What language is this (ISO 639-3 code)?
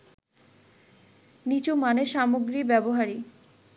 ben